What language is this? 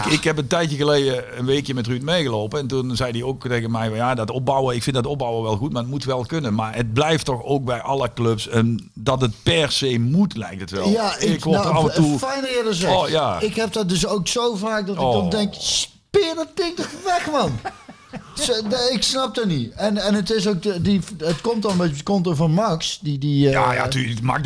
Dutch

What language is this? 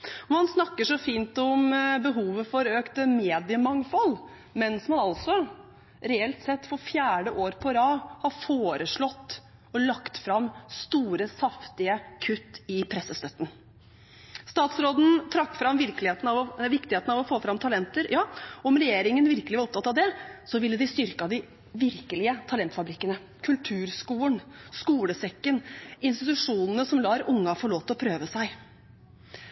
Norwegian Bokmål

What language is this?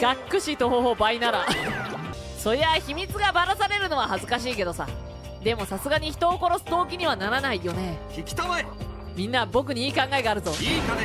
Japanese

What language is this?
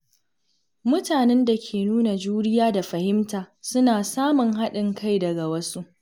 Hausa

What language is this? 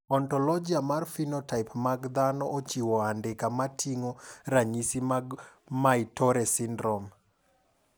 Luo (Kenya and Tanzania)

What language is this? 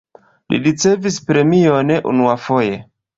Esperanto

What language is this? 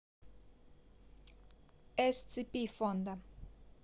Russian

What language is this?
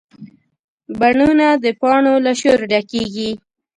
Pashto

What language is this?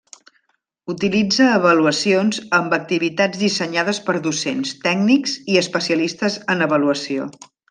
Catalan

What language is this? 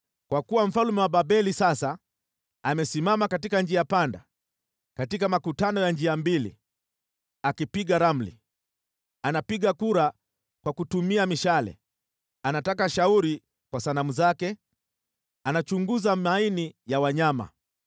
Swahili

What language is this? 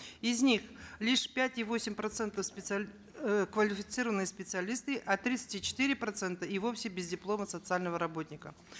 Kazakh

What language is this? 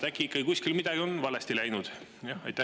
Estonian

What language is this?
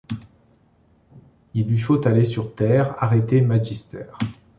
French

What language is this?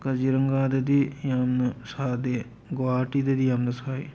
Manipuri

